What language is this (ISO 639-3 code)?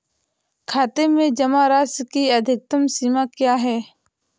hin